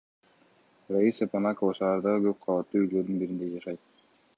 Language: Kyrgyz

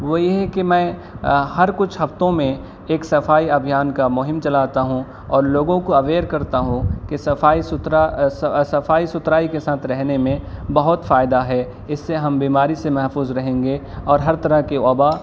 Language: Urdu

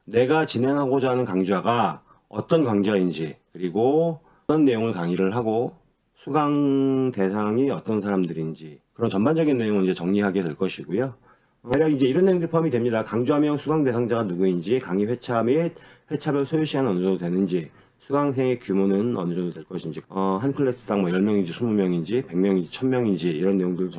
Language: Korean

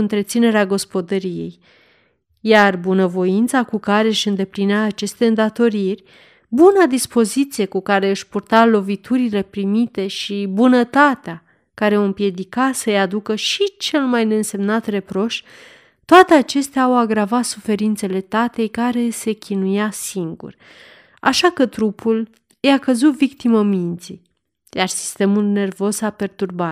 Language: Romanian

